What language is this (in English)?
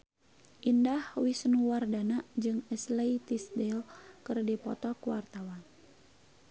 Sundanese